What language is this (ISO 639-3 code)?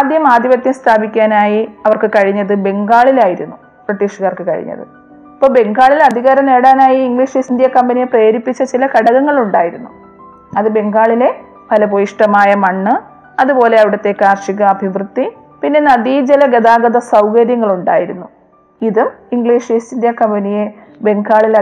mal